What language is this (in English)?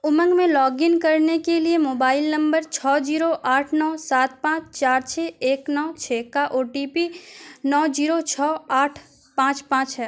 Urdu